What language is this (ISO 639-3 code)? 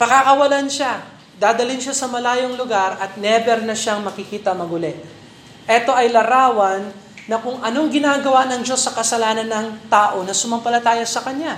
fil